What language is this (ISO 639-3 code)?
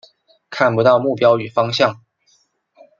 zho